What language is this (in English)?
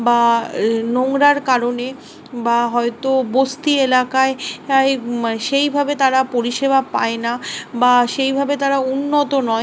Bangla